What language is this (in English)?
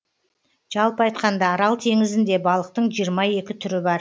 Kazakh